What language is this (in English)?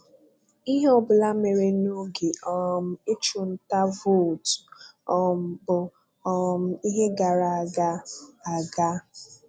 Igbo